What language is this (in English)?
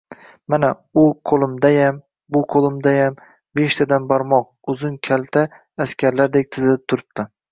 Uzbek